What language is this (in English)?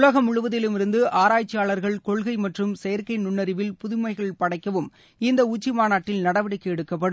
Tamil